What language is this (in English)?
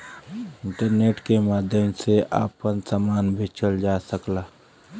Bhojpuri